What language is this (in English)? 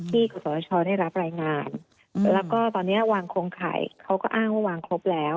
Thai